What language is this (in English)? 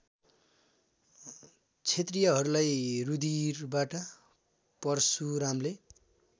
Nepali